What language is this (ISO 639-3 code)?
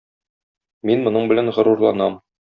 tat